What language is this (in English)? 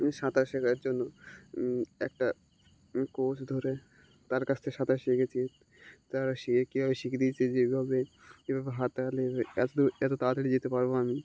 Bangla